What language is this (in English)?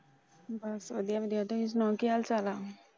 Punjabi